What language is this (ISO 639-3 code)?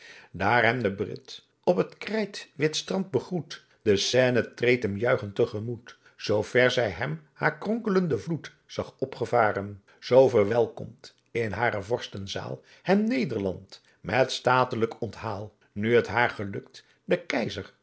nld